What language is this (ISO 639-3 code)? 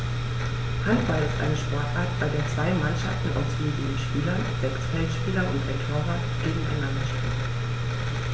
deu